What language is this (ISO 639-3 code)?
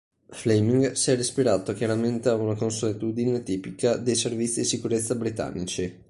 ita